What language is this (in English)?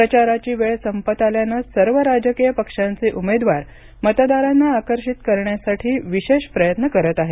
Marathi